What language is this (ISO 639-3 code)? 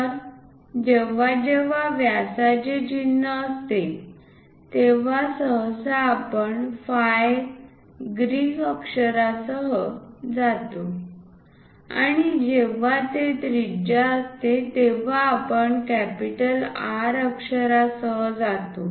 mar